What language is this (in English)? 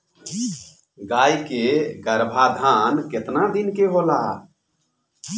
Bhojpuri